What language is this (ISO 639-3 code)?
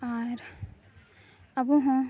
sat